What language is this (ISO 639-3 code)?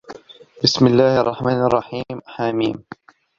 ara